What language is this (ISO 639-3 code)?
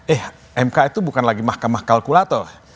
ind